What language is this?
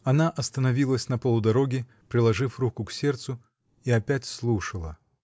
Russian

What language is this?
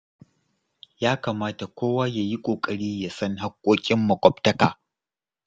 Hausa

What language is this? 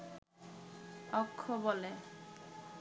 Bangla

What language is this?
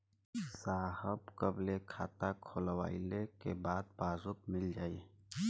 Bhojpuri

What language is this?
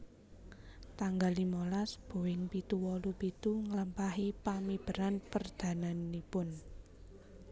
Javanese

